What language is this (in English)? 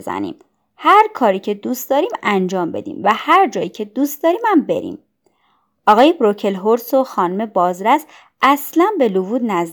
Persian